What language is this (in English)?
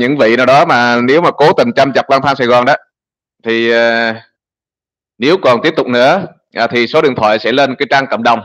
Vietnamese